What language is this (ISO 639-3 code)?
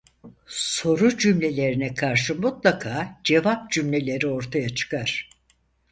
tur